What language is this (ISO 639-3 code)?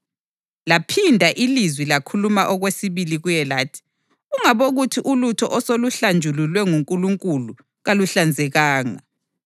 nde